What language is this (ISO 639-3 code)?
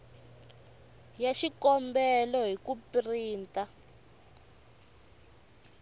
tso